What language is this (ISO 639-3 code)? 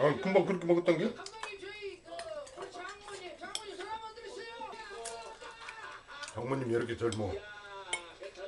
kor